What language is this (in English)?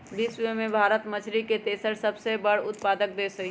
Magahi